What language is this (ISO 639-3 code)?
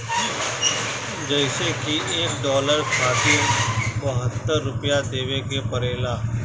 bho